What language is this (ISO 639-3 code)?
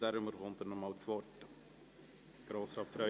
gsw